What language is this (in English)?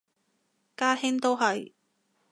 Cantonese